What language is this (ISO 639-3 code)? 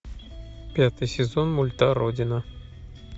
rus